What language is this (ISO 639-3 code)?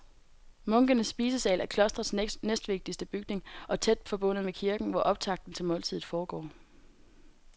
dan